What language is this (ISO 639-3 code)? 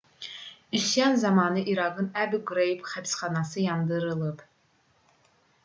aze